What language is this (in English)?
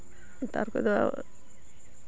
Santali